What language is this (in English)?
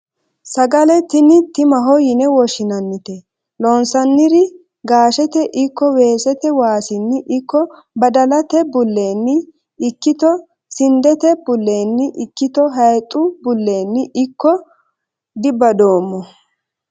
Sidamo